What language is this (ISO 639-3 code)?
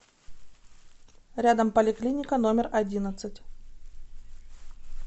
rus